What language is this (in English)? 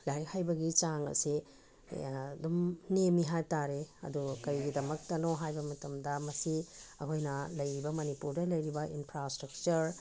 Manipuri